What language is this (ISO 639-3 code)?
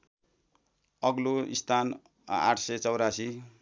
nep